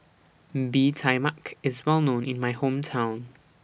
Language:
English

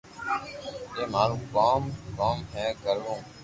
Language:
Loarki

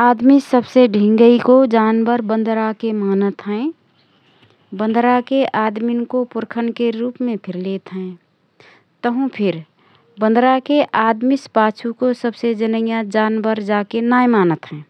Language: Rana Tharu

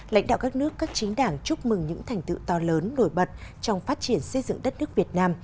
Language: Vietnamese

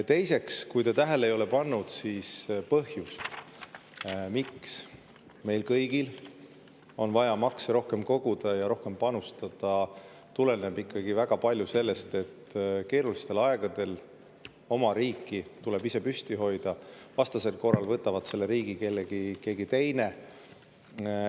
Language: Estonian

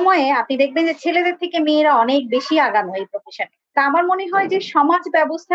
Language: Bangla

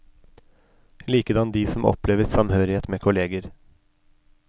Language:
Norwegian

